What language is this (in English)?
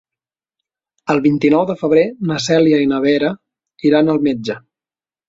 Catalan